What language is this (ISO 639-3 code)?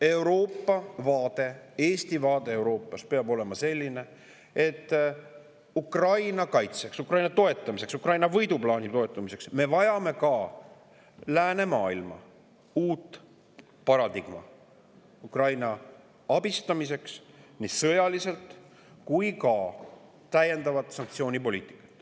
est